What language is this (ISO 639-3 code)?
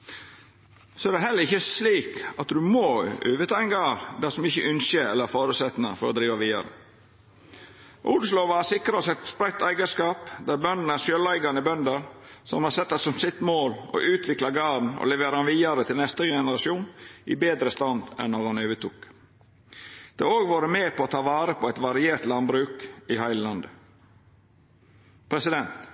nno